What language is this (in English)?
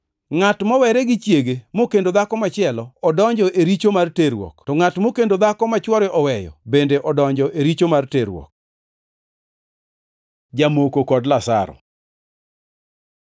Luo (Kenya and Tanzania)